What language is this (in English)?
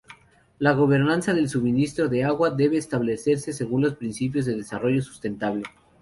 Spanish